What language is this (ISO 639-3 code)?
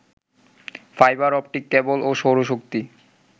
ben